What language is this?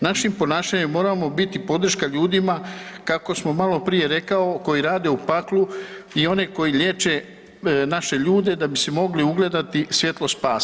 Croatian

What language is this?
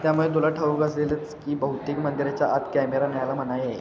Marathi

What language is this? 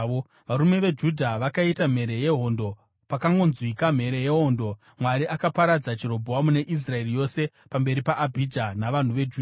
Shona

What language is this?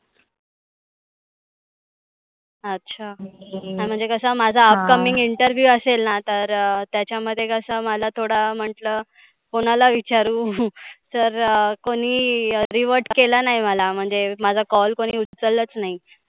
Marathi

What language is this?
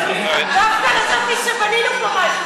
Hebrew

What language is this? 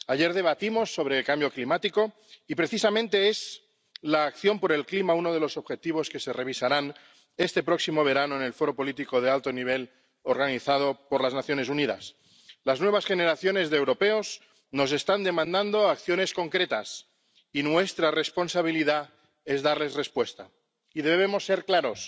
Spanish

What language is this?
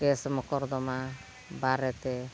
Santali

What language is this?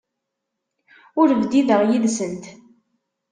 Kabyle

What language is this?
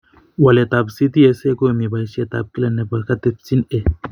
Kalenjin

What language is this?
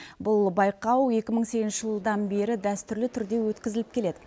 Kazakh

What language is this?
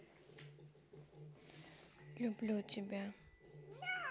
Russian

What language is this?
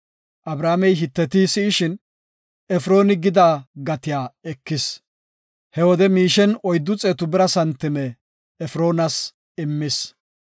Gofa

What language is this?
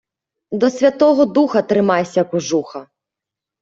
Ukrainian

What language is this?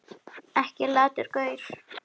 Icelandic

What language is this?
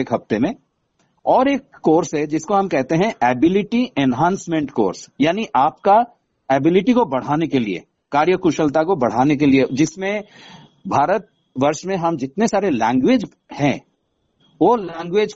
Hindi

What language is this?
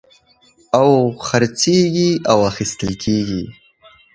Pashto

